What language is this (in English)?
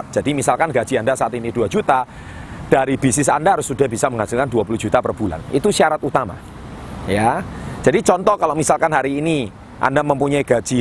Indonesian